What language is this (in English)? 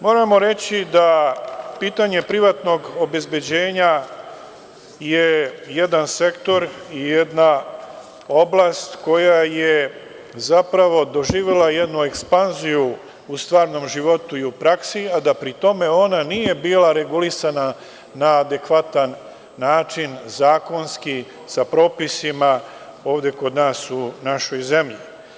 Serbian